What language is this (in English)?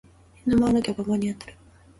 Japanese